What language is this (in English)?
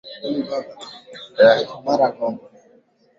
Swahili